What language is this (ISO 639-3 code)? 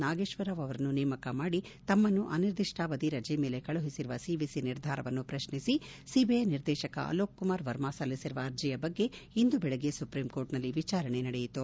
kan